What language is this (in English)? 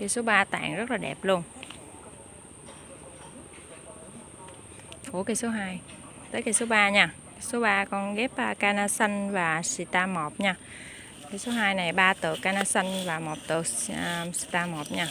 Vietnamese